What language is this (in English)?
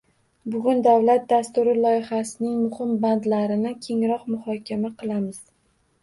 Uzbek